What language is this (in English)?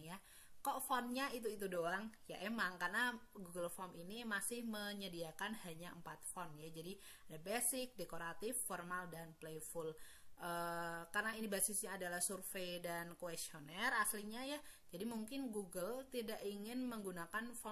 Indonesian